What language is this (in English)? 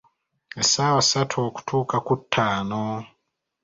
Ganda